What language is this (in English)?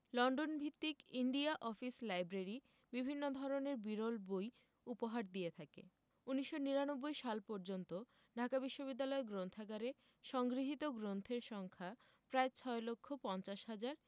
Bangla